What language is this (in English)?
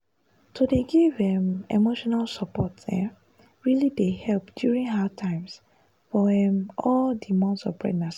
Nigerian Pidgin